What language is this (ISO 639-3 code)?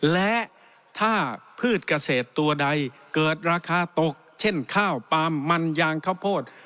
tha